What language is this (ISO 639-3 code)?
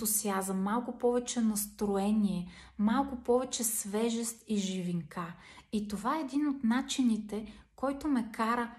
bul